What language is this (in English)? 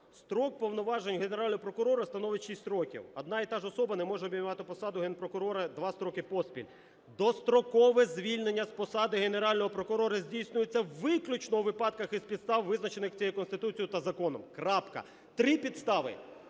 Ukrainian